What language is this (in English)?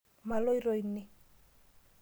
Masai